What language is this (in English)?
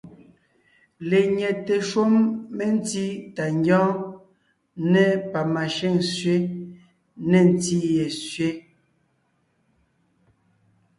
Ngiemboon